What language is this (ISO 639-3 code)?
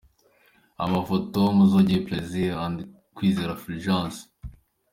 kin